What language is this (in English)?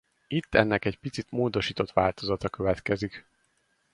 Hungarian